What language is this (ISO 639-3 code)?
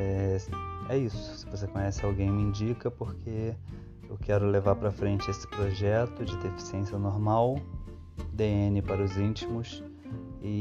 por